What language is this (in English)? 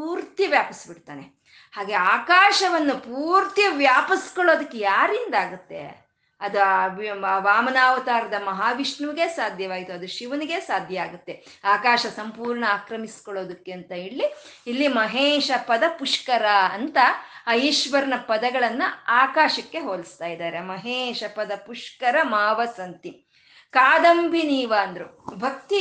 Kannada